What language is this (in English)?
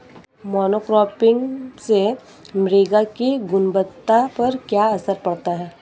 Hindi